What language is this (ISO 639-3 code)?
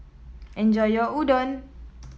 eng